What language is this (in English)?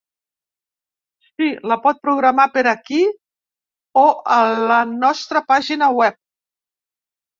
Catalan